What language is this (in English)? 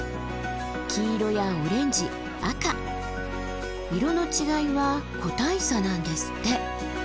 Japanese